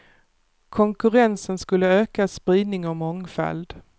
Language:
Swedish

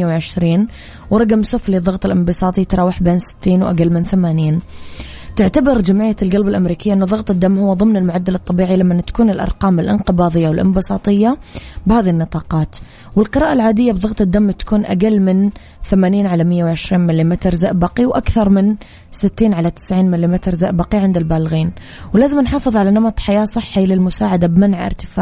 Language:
Arabic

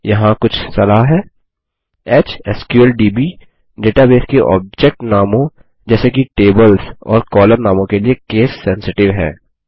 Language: Hindi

